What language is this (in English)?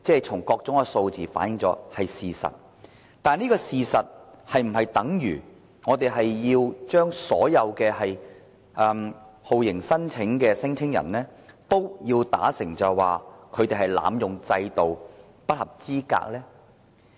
Cantonese